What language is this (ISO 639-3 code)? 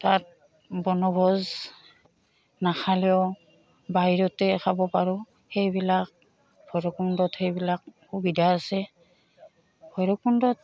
asm